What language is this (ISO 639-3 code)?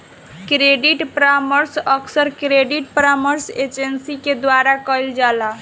bho